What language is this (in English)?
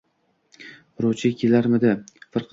Uzbek